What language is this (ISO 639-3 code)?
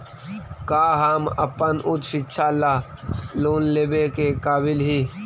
mag